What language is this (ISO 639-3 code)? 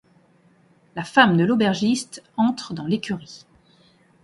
fra